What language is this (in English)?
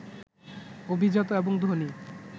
Bangla